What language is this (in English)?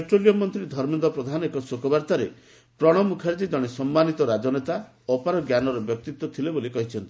Odia